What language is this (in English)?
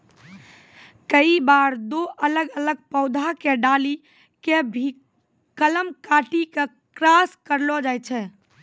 Maithili